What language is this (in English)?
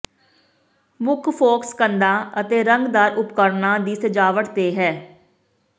Punjabi